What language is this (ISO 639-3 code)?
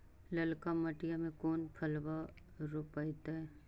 mag